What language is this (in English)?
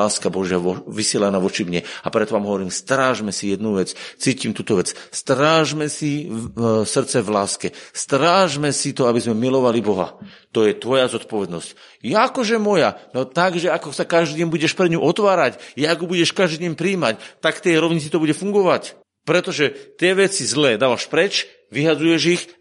Slovak